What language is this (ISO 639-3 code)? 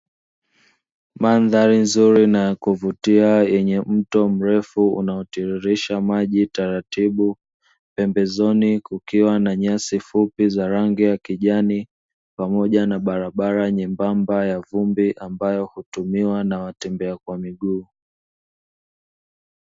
swa